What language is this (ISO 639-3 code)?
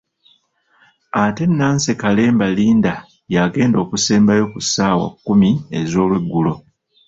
lug